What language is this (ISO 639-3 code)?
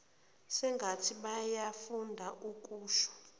zul